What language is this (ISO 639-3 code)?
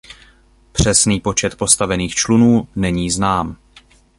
ces